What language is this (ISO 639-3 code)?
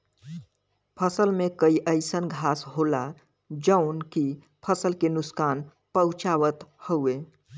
bho